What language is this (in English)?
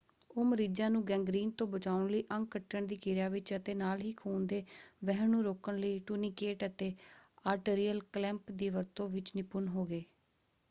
Punjabi